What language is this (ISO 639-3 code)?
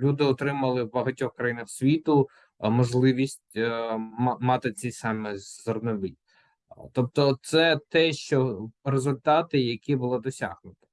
ukr